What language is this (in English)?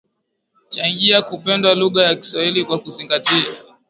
Swahili